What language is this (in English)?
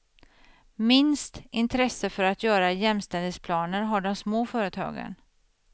Swedish